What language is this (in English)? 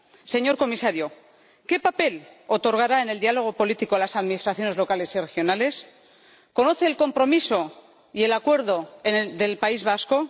Spanish